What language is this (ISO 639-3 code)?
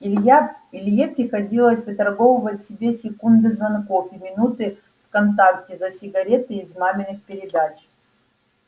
rus